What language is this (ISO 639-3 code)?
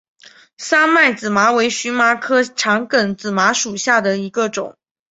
zho